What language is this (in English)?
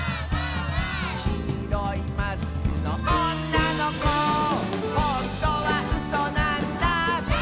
Japanese